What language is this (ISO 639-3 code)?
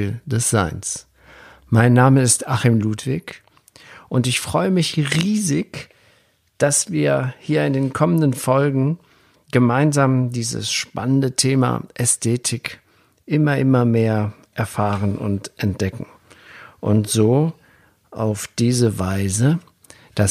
deu